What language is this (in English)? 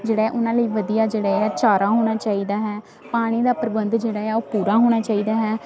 Punjabi